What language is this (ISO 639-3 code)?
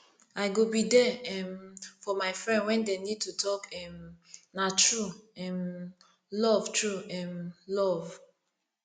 pcm